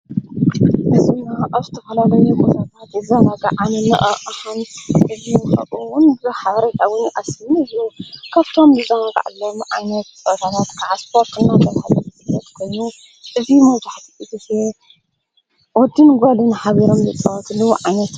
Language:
Tigrinya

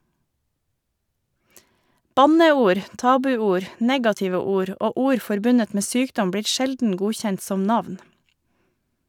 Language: Norwegian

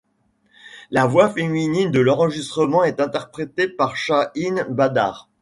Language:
French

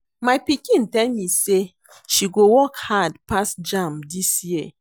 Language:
Nigerian Pidgin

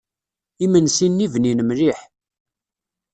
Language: Kabyle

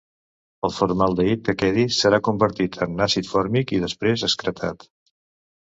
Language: Catalan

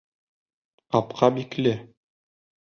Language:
Bashkir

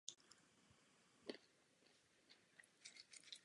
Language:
Czech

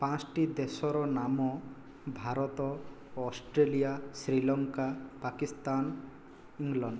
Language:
Odia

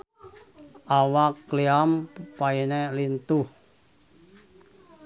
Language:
Sundanese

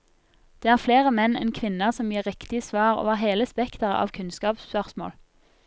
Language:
Norwegian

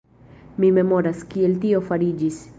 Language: Esperanto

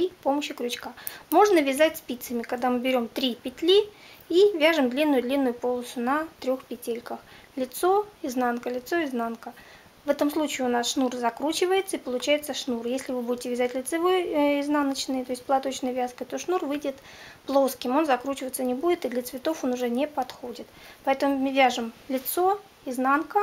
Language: Russian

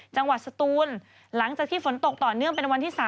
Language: Thai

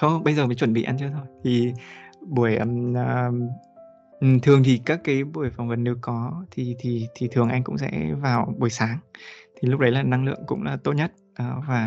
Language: Vietnamese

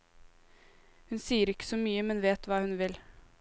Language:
Norwegian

